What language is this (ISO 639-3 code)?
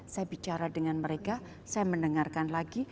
ind